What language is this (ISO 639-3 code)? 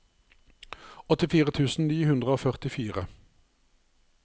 nor